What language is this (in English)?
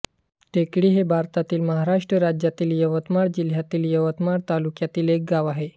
Marathi